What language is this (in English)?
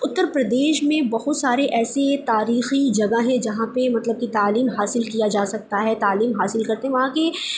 Urdu